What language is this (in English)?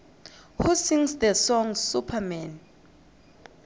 South Ndebele